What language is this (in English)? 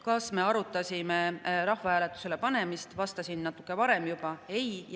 Estonian